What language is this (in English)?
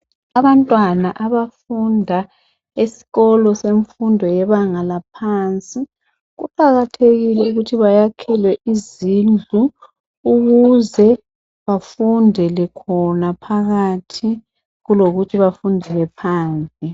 North Ndebele